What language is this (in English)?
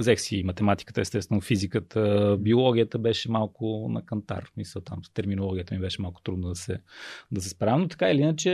Bulgarian